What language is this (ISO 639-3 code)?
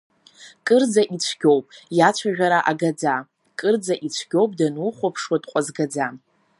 abk